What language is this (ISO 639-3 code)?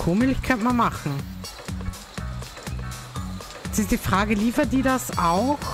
deu